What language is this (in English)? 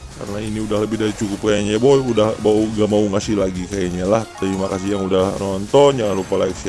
Indonesian